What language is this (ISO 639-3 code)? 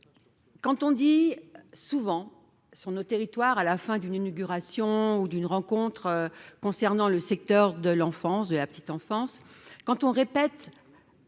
fra